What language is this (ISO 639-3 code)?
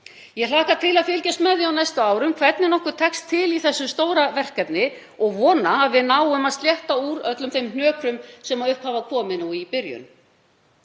isl